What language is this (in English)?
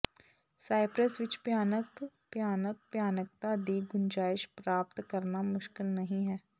Punjabi